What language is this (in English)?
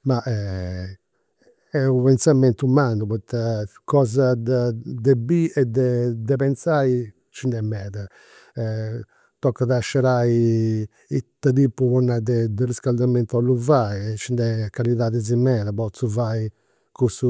Campidanese Sardinian